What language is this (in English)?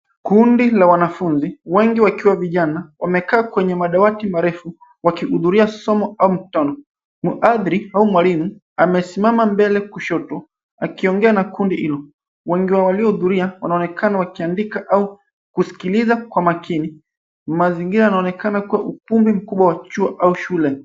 Swahili